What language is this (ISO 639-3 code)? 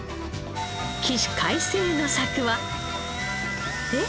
jpn